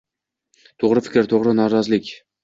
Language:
Uzbek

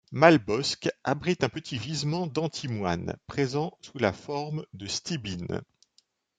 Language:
French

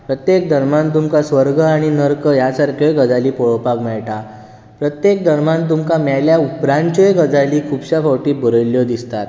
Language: Konkani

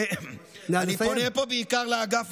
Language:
Hebrew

